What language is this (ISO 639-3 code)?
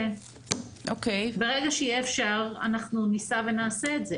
heb